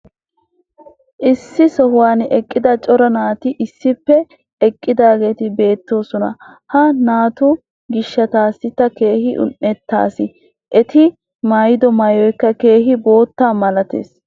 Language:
Wolaytta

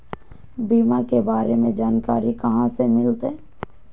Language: Magahi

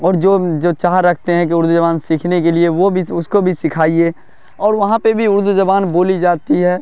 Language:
Urdu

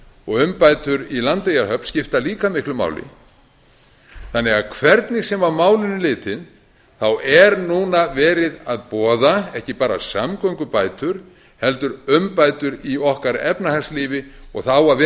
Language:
Icelandic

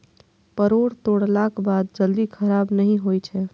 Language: Maithili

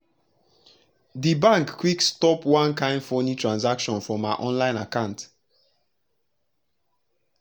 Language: Nigerian Pidgin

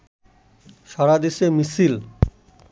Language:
Bangla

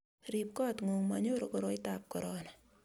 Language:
Kalenjin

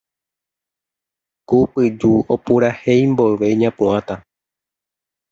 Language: Guarani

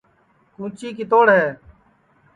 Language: Sansi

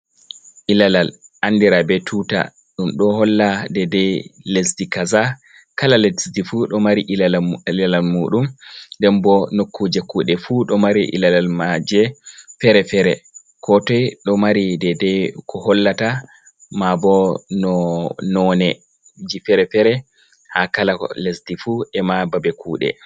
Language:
Fula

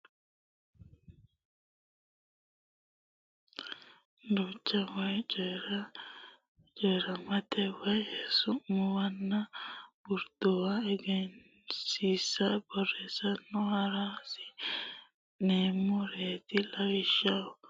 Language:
Sidamo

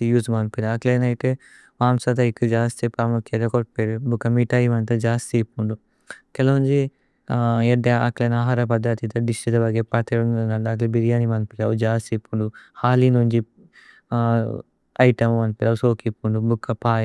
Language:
Tulu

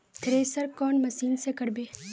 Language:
Magahi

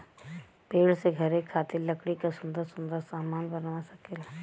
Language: Bhojpuri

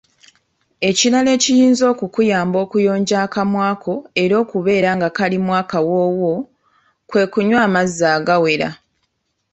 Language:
Ganda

